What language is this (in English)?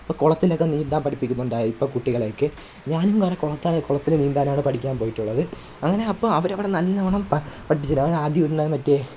Malayalam